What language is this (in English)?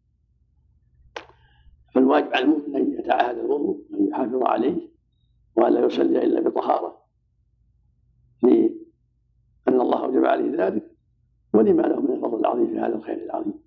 Arabic